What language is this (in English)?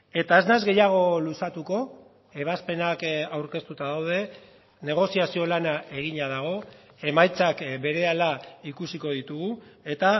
Basque